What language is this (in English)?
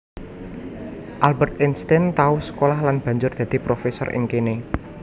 Javanese